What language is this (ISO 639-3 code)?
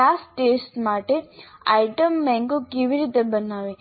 guj